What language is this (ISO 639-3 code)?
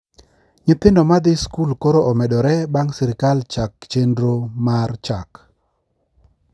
luo